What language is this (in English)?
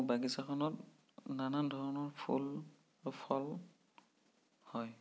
Assamese